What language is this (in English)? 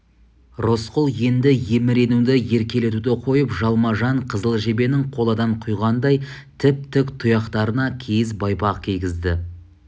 Kazakh